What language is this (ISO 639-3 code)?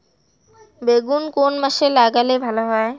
ben